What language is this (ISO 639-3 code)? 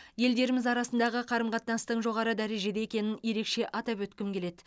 kaz